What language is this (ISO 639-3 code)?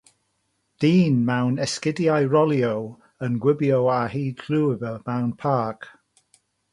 cym